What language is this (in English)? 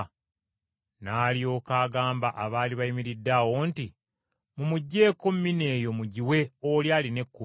Ganda